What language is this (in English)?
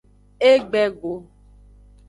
Aja (Benin)